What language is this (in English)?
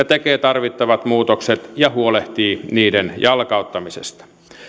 Finnish